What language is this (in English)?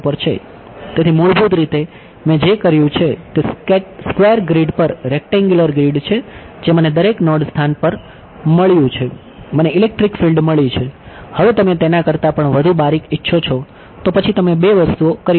Gujarati